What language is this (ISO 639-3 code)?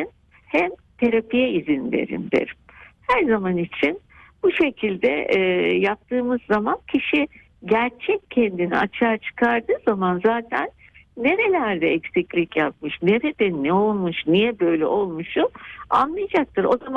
tur